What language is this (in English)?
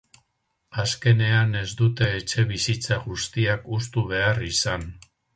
Basque